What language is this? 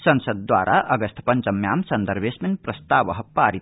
Sanskrit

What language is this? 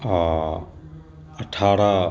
Maithili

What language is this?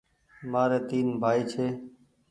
Goaria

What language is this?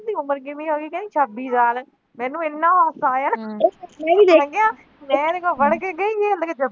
Punjabi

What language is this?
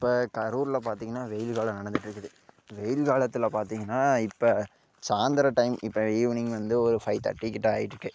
Tamil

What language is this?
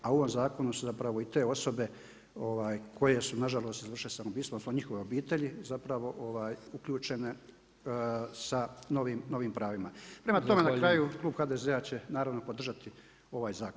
Croatian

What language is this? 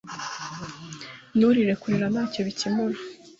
Kinyarwanda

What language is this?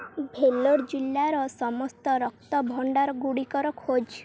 Odia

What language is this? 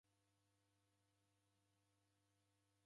Taita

